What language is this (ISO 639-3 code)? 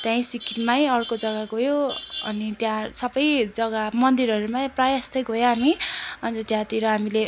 nep